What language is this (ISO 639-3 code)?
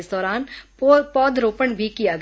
hin